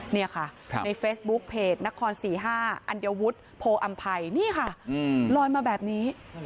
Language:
Thai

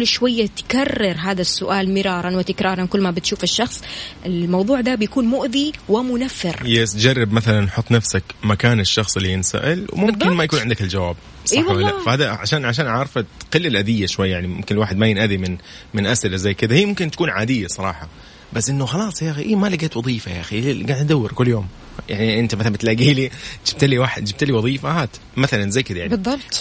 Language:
Arabic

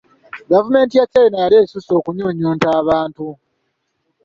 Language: Ganda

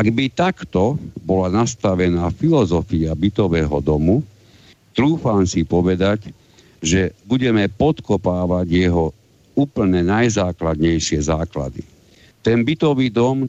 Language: Slovak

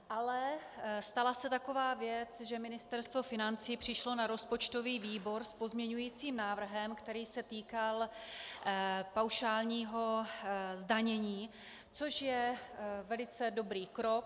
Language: Czech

